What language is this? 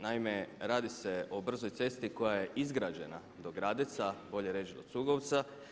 Croatian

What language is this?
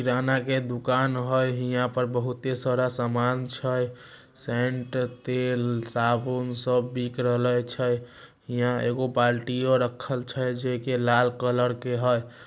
Magahi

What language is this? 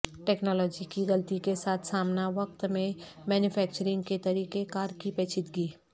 Urdu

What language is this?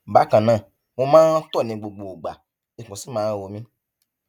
Yoruba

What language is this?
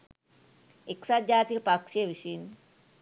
Sinhala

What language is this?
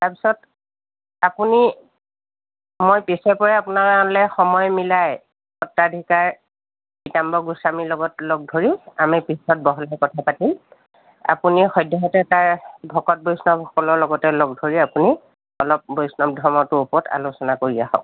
Assamese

